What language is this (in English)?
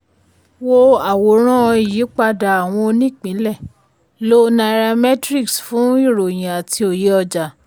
Yoruba